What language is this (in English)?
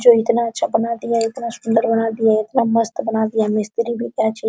Hindi